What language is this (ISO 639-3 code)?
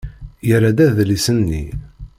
kab